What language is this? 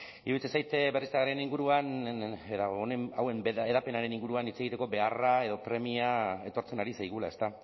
Basque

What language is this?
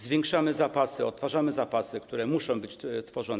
Polish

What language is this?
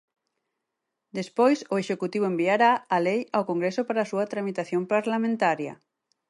Galician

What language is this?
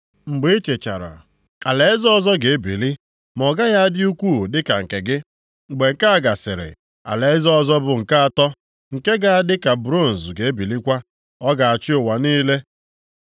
Igbo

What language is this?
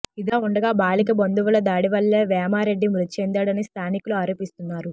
Telugu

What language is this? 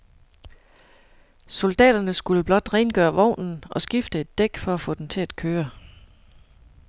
Danish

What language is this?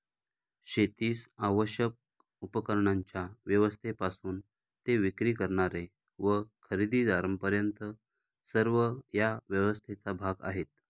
Marathi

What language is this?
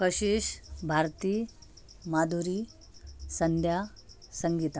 Marathi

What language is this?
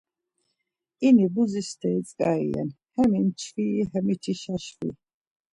Laz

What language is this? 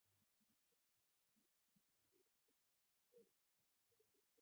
Chinese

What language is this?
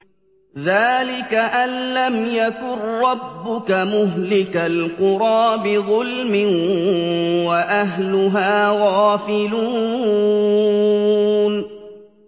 Arabic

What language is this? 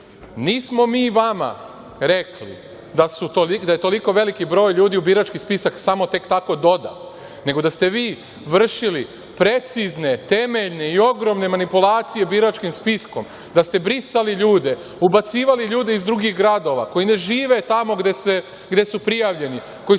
Serbian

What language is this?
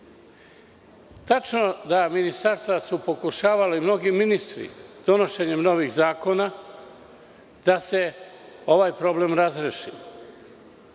Serbian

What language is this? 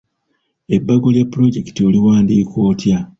Ganda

